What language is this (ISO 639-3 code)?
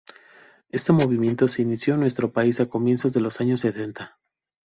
spa